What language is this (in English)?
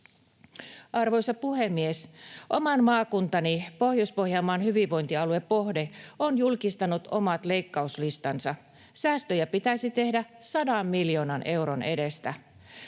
Finnish